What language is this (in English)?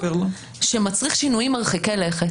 Hebrew